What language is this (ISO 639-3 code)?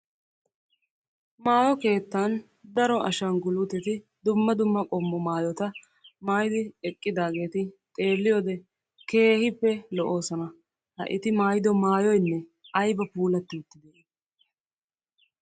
wal